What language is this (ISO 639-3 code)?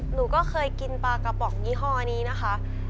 tha